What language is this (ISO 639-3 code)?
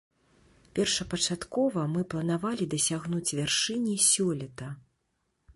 bel